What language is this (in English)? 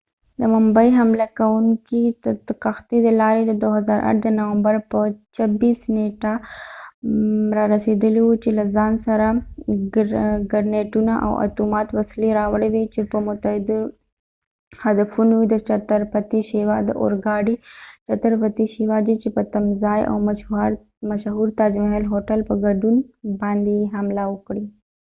Pashto